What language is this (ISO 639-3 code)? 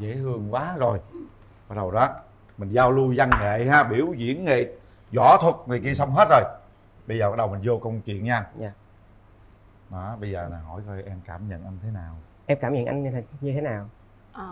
vie